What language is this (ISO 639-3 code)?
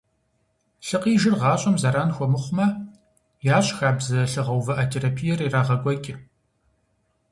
kbd